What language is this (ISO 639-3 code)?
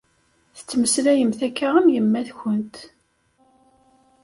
kab